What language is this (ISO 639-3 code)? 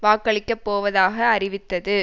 tam